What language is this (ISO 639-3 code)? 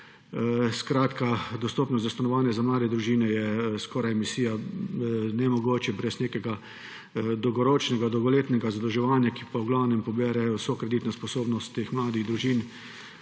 slv